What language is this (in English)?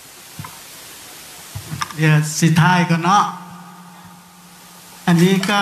Thai